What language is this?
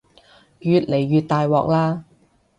Cantonese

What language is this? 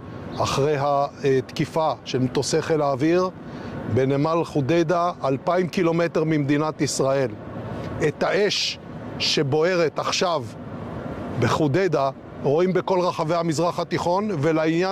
Hebrew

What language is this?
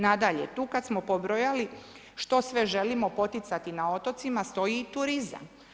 Croatian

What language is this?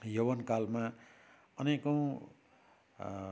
Nepali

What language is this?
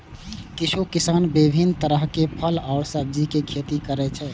Maithili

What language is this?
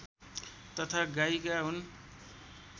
Nepali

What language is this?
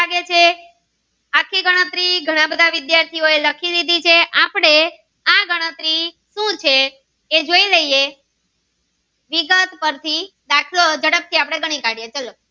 Gujarati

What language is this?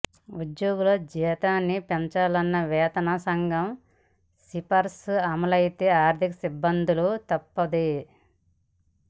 Telugu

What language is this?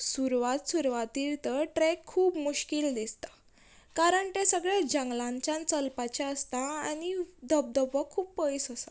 Konkani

